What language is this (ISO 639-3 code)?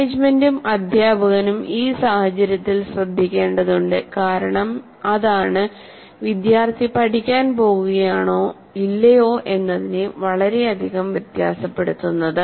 mal